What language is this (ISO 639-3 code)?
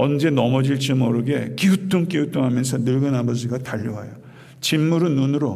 kor